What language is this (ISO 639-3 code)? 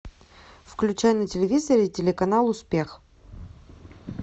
rus